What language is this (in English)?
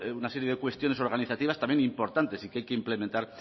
Spanish